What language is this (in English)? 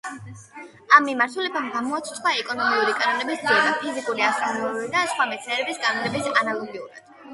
Georgian